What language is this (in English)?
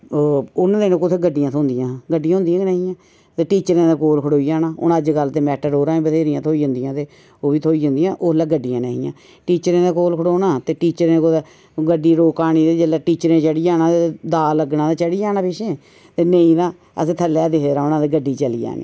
Dogri